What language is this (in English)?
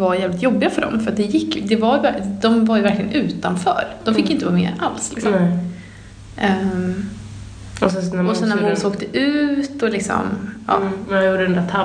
Swedish